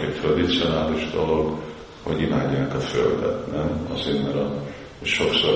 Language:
Hungarian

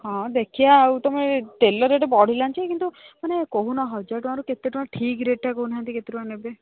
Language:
Odia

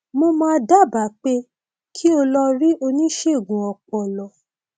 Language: Yoruba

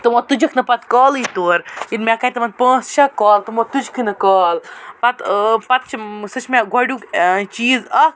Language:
Kashmiri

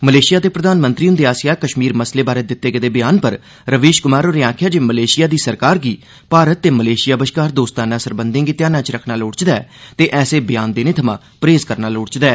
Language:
Dogri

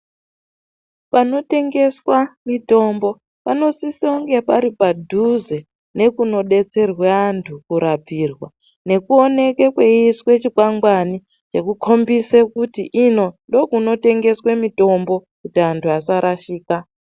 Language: Ndau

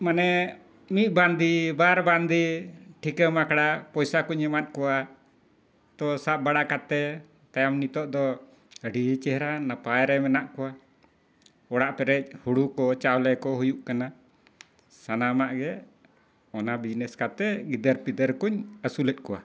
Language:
Santali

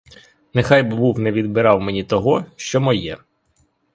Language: Ukrainian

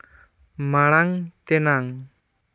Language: Santali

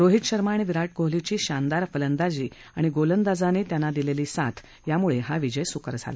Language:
Marathi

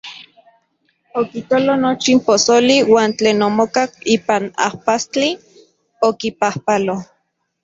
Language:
Central Puebla Nahuatl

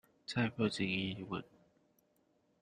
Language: Chinese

